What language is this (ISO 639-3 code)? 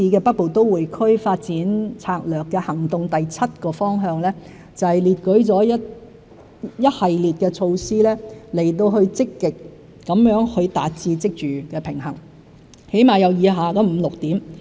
yue